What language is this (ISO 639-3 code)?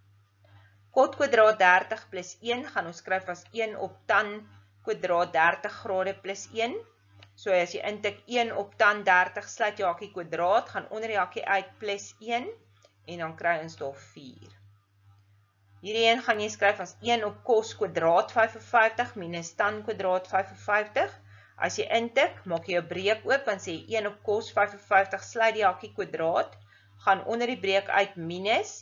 nld